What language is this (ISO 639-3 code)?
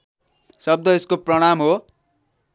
nep